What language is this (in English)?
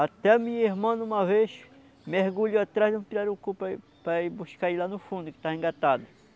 Portuguese